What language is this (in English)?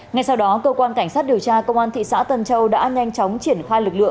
Vietnamese